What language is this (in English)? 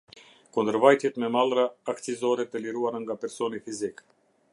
Albanian